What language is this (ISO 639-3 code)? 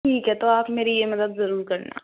hin